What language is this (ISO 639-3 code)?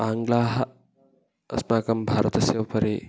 san